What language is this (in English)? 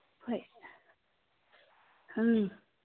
Manipuri